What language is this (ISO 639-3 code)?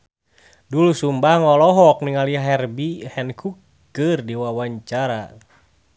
sun